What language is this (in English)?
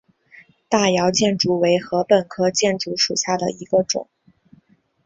Chinese